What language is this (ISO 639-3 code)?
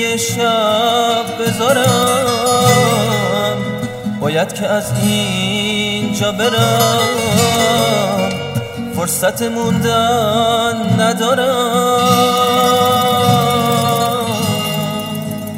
fas